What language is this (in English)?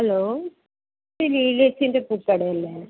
Malayalam